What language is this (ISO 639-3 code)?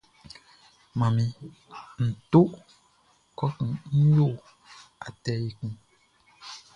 bci